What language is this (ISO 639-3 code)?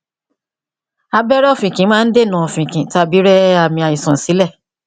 yor